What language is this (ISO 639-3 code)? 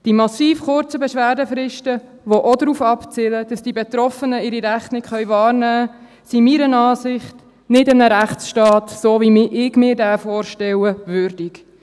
gsw